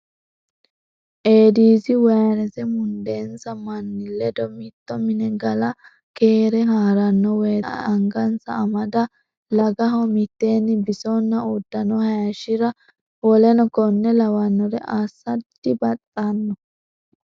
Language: Sidamo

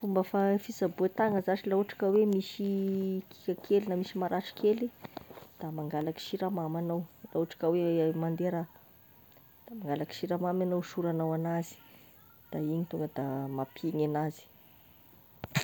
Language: Tesaka Malagasy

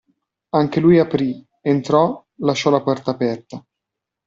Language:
Italian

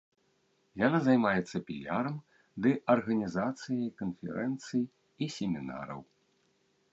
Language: Belarusian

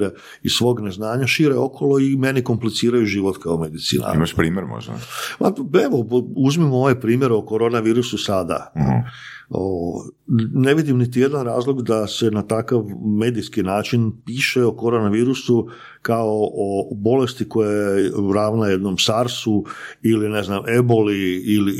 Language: Croatian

